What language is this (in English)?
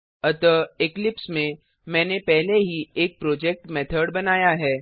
Hindi